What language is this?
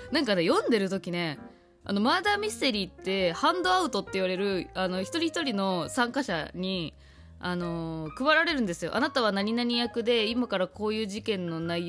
Japanese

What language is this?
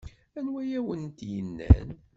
Kabyle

